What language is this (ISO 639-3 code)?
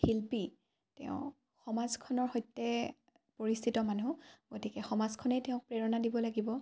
asm